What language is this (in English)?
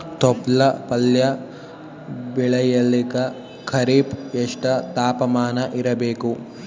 Kannada